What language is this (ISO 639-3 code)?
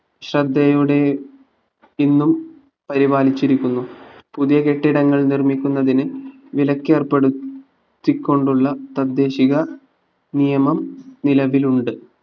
mal